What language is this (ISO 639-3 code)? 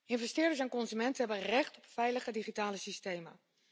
nld